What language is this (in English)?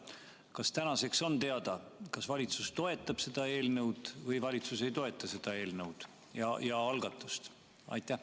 Estonian